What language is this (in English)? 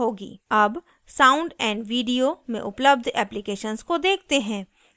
Hindi